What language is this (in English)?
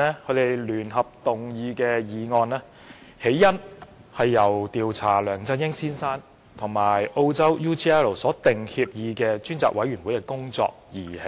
Cantonese